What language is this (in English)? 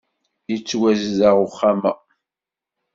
Kabyle